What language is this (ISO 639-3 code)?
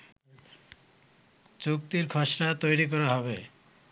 ben